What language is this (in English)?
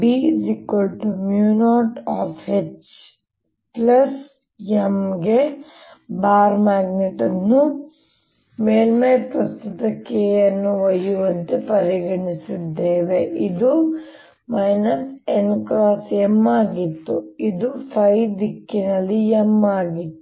Kannada